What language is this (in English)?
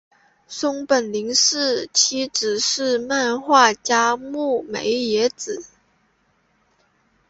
Chinese